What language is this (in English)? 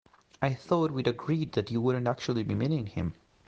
English